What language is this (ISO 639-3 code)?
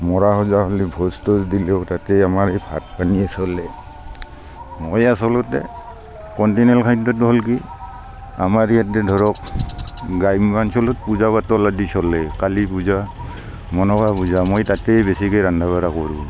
asm